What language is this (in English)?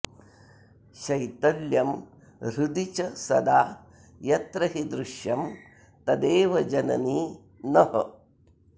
Sanskrit